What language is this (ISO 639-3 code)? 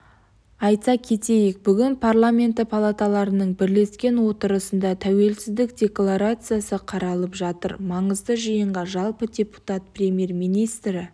kaz